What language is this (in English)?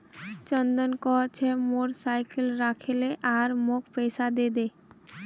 Magahi